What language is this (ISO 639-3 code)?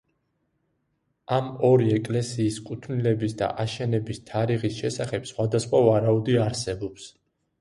kat